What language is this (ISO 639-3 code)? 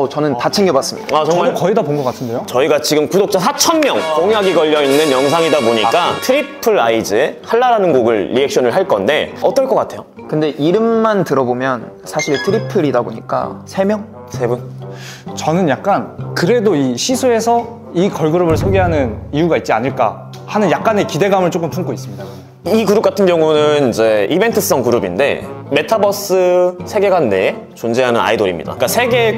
kor